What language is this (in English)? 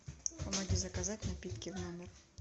Russian